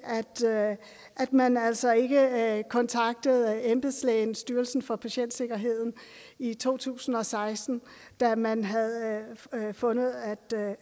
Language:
Danish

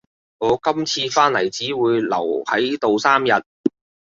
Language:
Cantonese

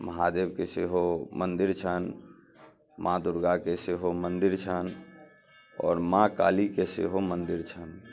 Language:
Maithili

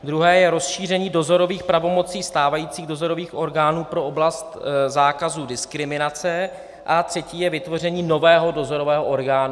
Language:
Czech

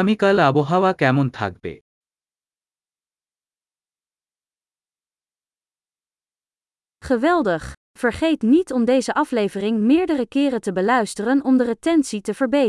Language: Dutch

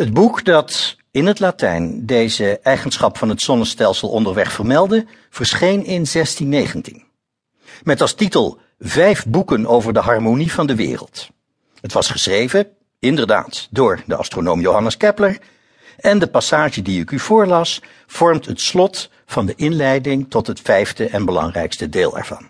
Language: Dutch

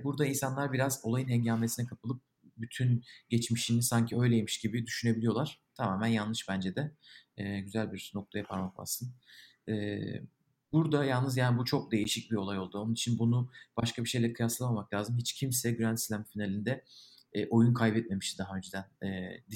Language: Turkish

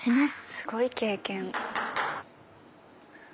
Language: Japanese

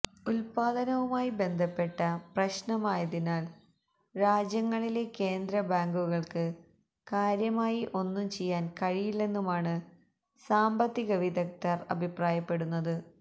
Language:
Malayalam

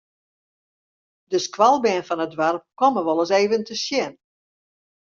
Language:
Western Frisian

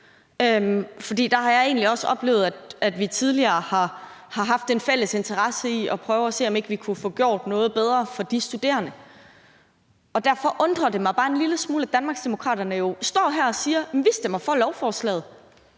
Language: Danish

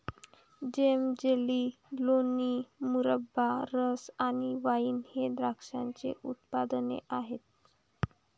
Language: Marathi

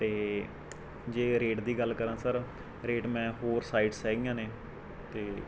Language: Punjabi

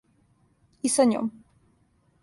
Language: Serbian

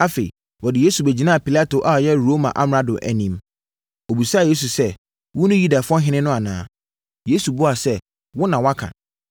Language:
Akan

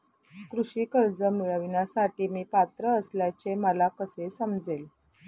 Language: Marathi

